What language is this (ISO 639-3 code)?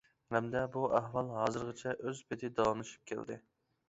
uig